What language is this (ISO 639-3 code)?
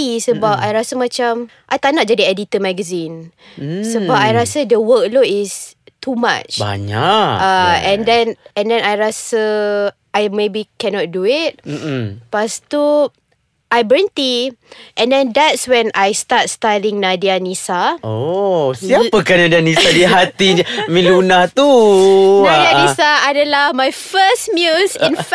msa